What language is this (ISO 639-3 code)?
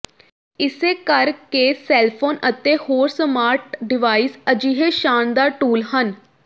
pan